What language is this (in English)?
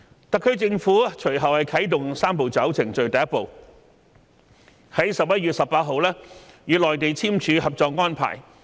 Cantonese